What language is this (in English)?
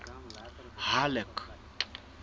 Southern Sotho